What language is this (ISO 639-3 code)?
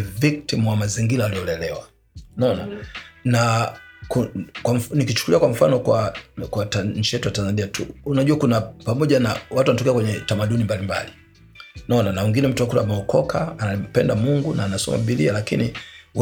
swa